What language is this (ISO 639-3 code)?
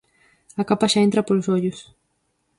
glg